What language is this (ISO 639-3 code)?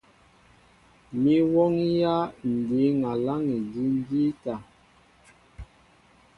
mbo